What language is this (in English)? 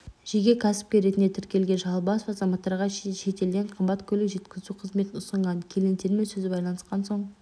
Kazakh